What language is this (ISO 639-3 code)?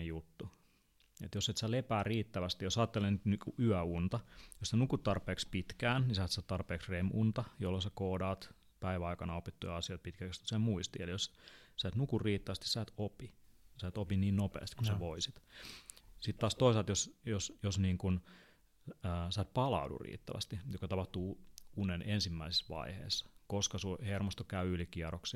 fin